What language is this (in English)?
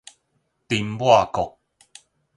Min Nan Chinese